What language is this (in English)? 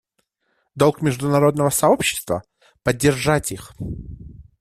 Russian